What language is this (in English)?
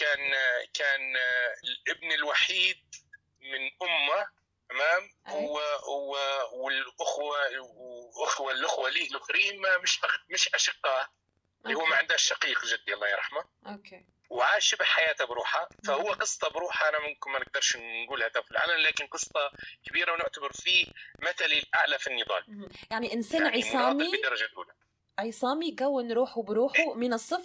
Arabic